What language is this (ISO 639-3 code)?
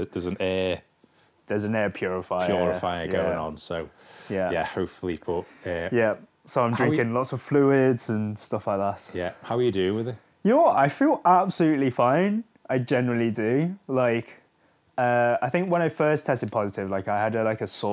eng